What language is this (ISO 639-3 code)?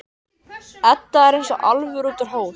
isl